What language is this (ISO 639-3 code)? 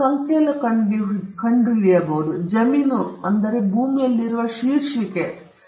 kan